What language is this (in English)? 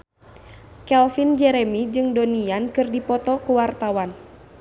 Sundanese